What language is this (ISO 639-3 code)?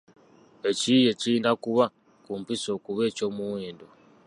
lug